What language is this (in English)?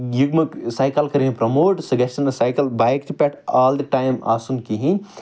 Kashmiri